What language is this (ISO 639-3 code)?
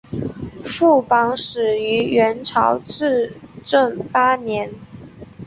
zho